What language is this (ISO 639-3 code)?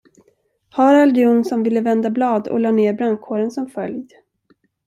swe